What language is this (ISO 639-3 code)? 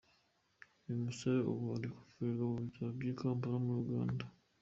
kin